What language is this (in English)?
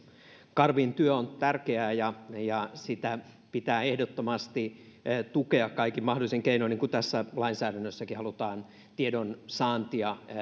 Finnish